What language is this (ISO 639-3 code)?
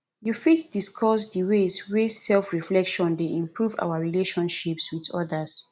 pcm